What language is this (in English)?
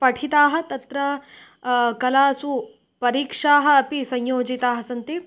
Sanskrit